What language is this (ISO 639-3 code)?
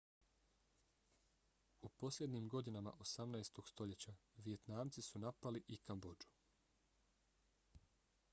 bos